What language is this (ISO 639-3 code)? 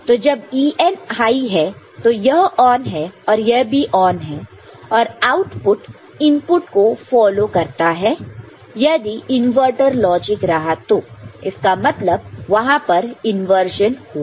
hin